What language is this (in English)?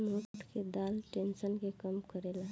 Bhojpuri